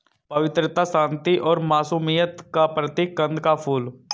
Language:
Hindi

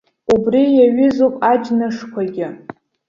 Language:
Abkhazian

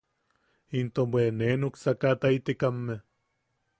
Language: Yaqui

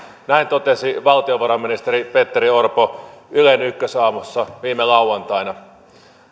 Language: Finnish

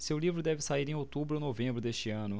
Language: Portuguese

